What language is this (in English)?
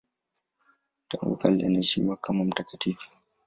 Swahili